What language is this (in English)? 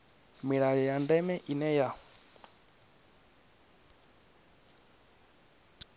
Venda